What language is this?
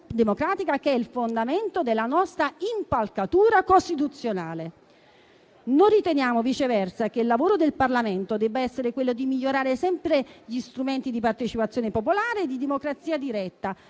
Italian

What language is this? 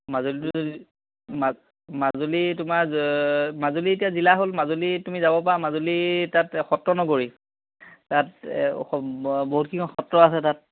Assamese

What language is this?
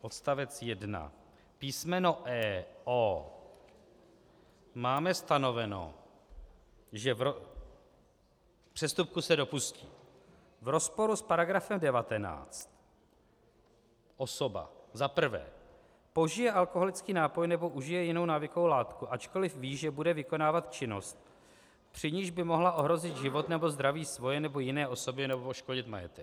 Czech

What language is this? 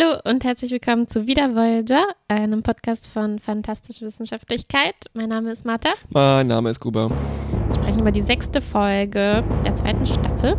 German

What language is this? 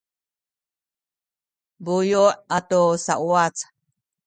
Sakizaya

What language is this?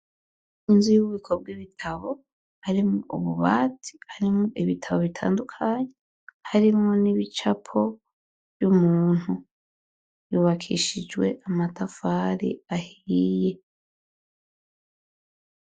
Rundi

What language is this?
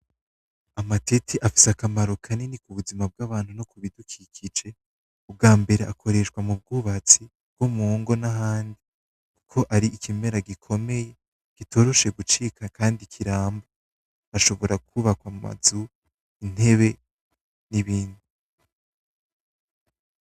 Rundi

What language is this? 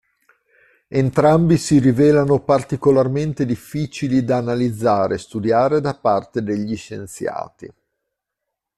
Italian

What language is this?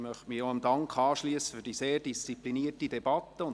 Swiss German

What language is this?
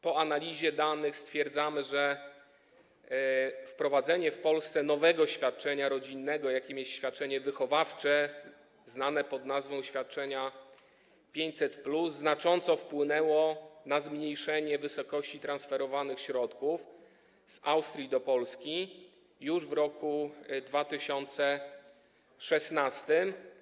Polish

